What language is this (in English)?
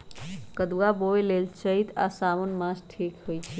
Magahi